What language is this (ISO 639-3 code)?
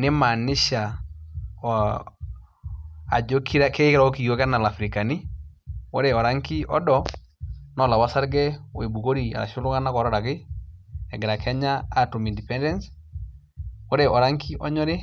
mas